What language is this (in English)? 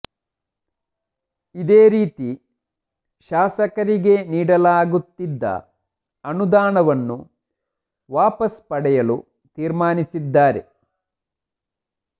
Kannada